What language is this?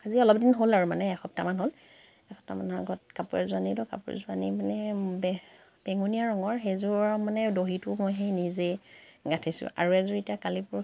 Assamese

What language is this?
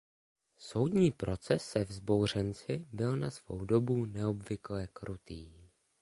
Czech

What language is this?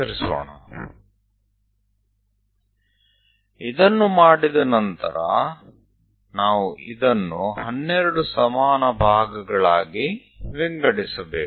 Gujarati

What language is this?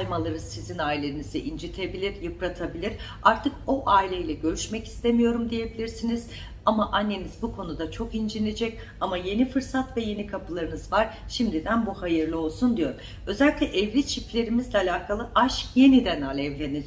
Turkish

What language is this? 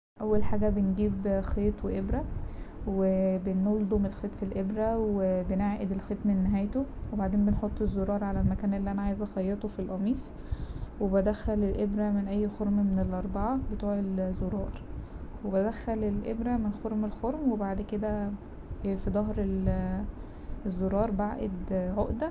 Egyptian Arabic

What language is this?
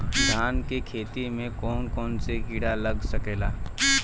Bhojpuri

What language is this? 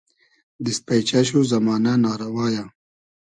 Hazaragi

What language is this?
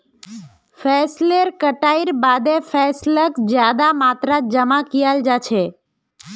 Magahi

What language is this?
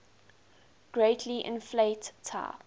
English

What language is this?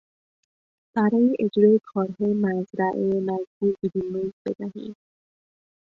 Persian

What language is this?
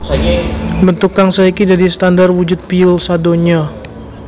Javanese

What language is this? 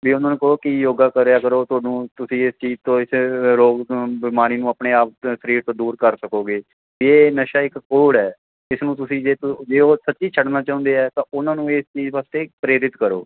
Punjabi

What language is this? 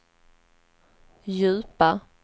Swedish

